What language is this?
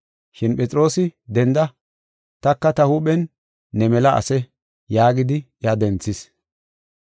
Gofa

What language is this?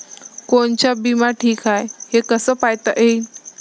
Marathi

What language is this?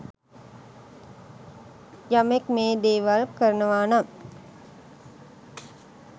Sinhala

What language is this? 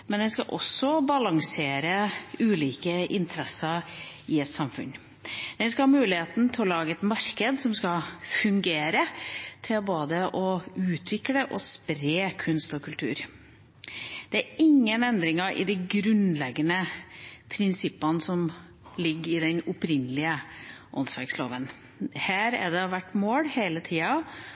Norwegian Bokmål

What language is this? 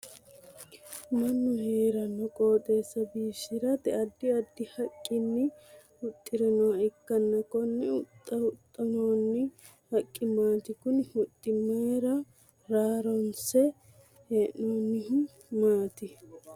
Sidamo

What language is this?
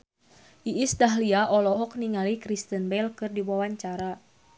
Sundanese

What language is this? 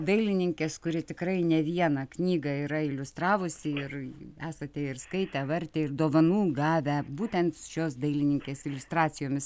Lithuanian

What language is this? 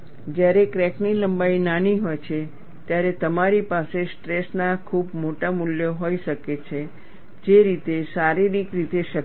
Gujarati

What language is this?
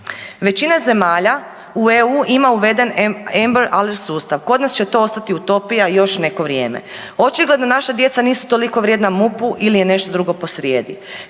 Croatian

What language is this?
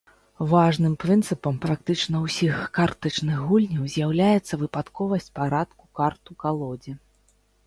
Belarusian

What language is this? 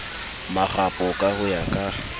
Southern Sotho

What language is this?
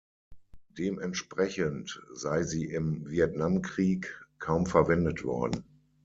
German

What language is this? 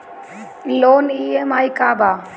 Bhojpuri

